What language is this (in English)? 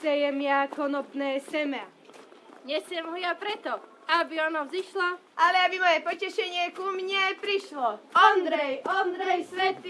Slovak